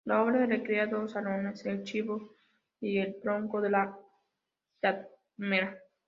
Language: Spanish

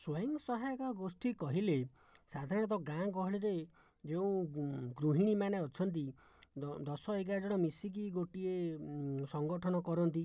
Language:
Odia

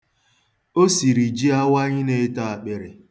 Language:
Igbo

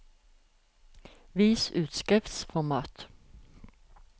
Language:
Norwegian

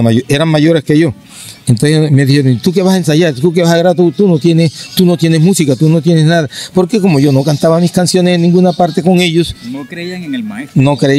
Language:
Spanish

